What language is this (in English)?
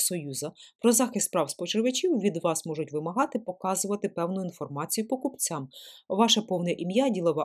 Ukrainian